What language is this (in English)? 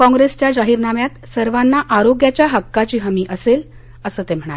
Marathi